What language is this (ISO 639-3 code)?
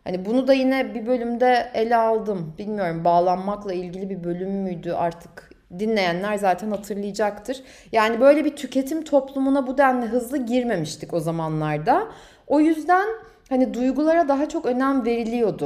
tur